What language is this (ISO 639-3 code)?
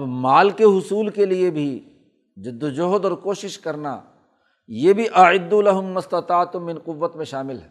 urd